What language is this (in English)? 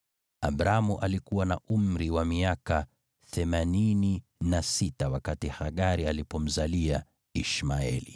Swahili